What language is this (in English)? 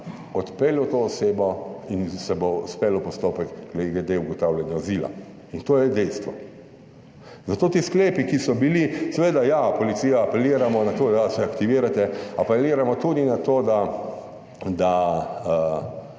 Slovenian